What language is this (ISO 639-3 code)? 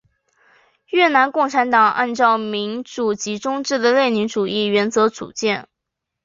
zho